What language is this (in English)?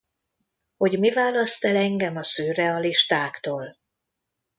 Hungarian